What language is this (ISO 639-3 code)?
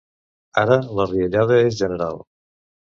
cat